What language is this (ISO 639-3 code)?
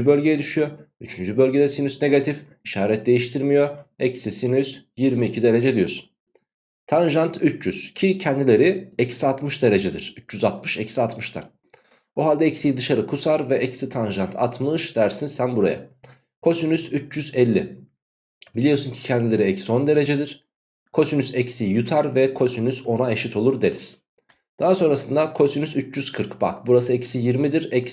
tur